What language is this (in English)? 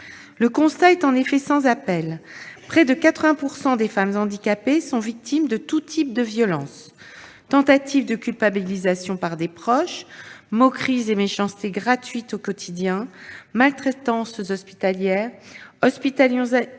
French